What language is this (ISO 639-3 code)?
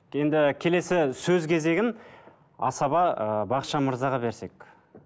kaz